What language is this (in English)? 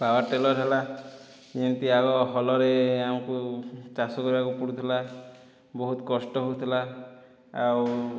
Odia